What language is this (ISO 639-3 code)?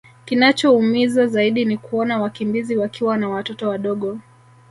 swa